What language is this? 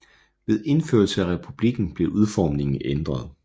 Danish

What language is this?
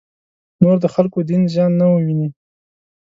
Pashto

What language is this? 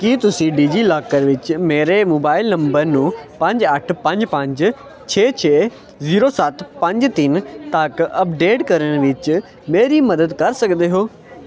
Punjabi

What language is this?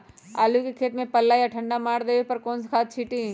Magahi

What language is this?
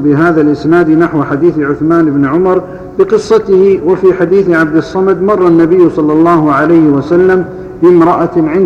Arabic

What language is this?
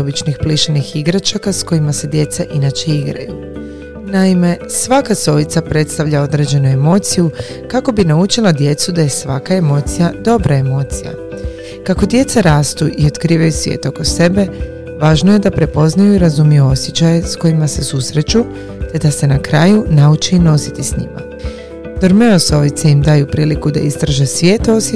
Croatian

